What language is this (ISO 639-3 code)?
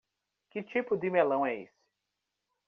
por